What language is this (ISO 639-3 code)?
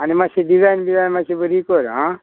kok